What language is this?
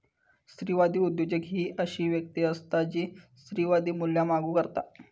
Marathi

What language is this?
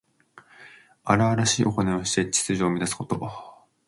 Japanese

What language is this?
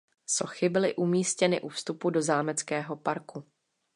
Czech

